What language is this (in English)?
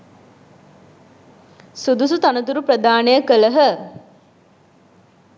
Sinhala